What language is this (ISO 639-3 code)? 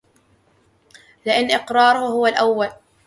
ara